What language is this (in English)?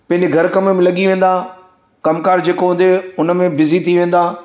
Sindhi